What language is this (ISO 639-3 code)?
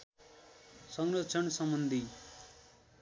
nep